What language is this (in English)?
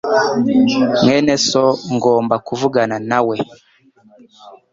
Kinyarwanda